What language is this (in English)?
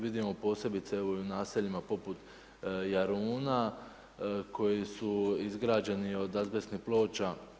Croatian